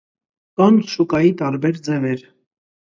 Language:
Armenian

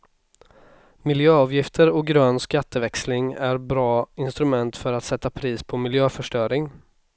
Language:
Swedish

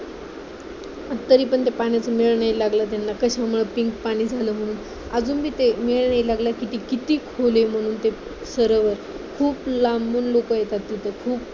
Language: Marathi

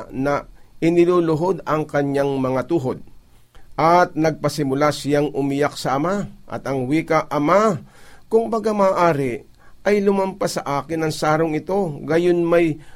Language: Filipino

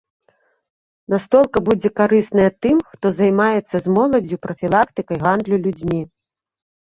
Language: Belarusian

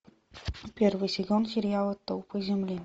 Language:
Russian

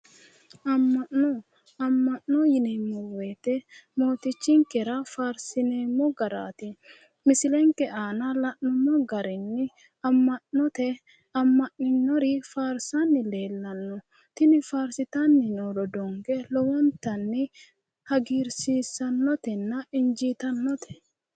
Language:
Sidamo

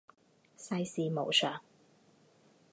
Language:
Chinese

